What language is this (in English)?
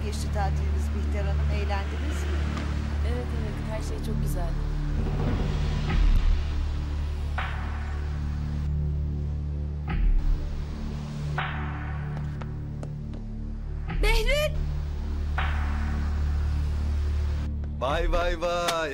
Turkish